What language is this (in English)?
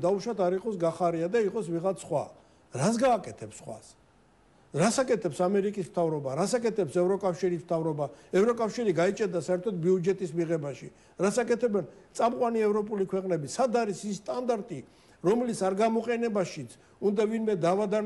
Turkish